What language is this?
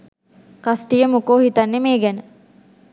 Sinhala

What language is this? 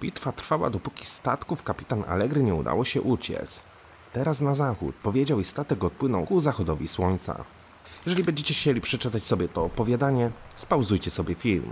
Polish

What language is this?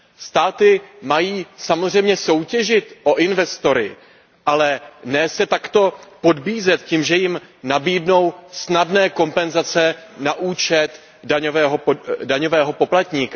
Czech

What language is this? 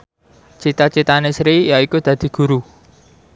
Javanese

